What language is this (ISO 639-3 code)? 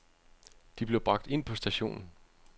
dan